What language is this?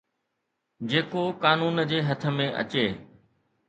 Sindhi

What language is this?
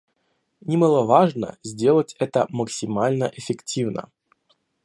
Russian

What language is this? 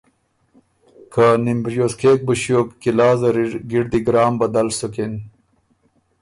Ormuri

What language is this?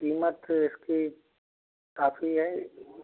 Hindi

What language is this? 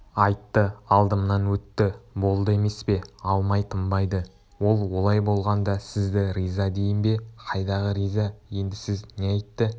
Kazakh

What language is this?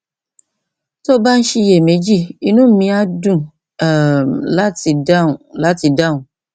Yoruba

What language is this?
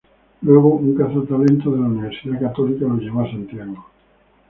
Spanish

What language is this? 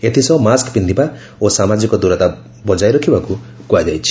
Odia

